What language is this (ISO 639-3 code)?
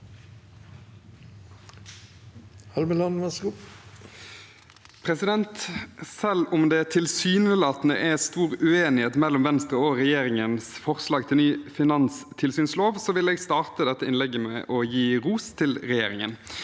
nor